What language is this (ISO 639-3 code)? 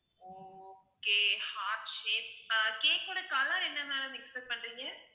tam